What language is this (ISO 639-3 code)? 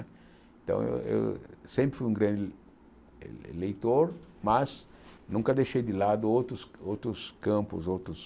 por